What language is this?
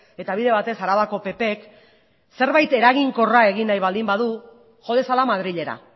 Basque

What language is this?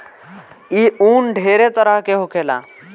Bhojpuri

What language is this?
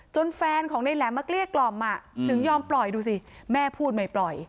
Thai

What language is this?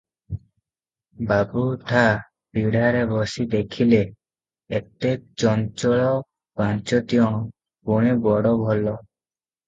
Odia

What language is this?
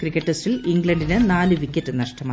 Malayalam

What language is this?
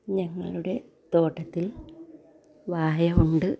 Malayalam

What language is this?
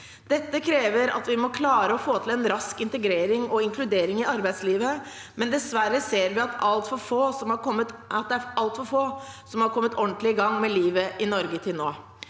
Norwegian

